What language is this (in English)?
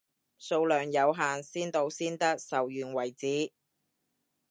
Cantonese